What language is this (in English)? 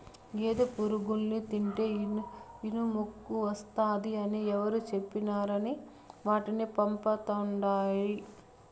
Telugu